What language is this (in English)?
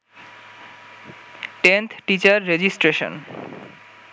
Bangla